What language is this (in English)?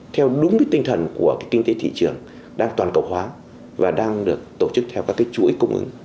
Vietnamese